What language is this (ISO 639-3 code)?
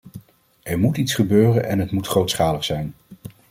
nld